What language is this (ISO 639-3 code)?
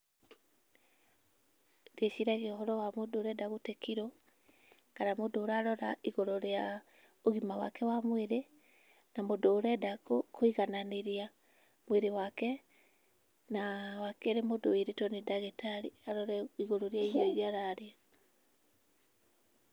kik